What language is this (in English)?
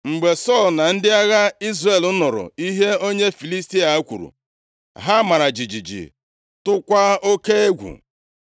Igbo